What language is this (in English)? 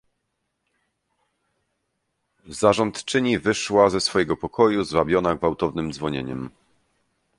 Polish